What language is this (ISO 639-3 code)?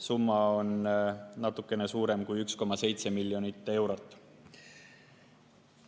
est